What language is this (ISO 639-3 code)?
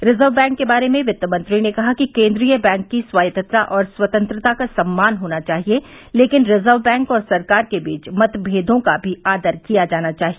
hin